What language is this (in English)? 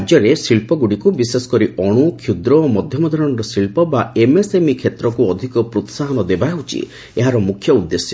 Odia